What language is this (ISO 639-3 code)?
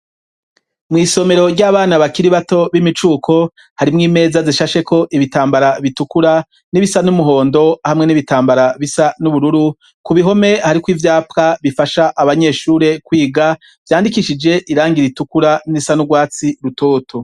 run